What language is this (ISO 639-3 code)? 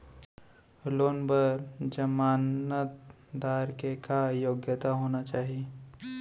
hne